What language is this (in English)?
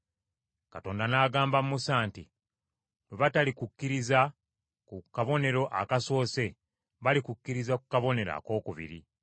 Ganda